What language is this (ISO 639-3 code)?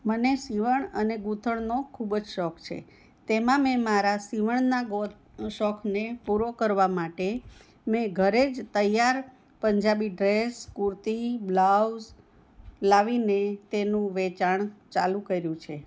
guj